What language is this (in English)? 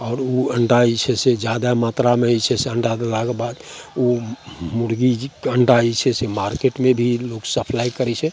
Maithili